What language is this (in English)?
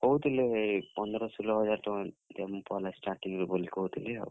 Odia